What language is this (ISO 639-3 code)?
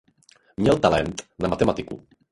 ces